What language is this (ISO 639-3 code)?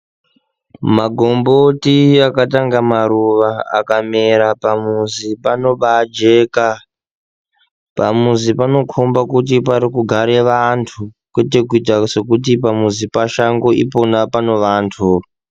ndc